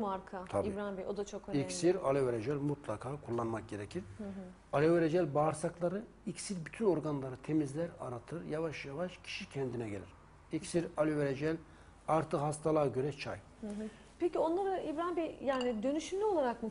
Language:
Turkish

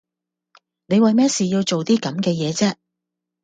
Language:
Cantonese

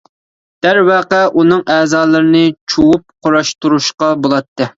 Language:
Uyghur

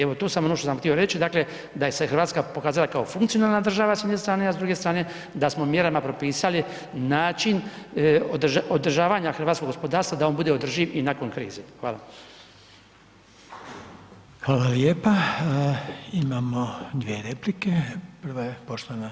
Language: Croatian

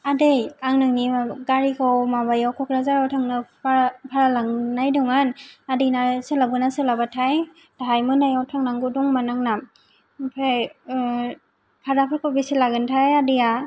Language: Bodo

